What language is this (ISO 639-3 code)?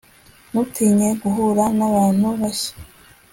kin